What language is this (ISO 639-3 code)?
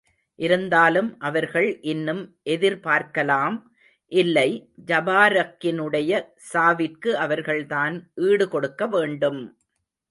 tam